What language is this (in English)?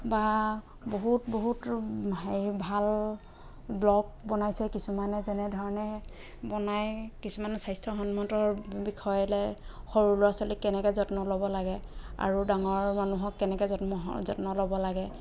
Assamese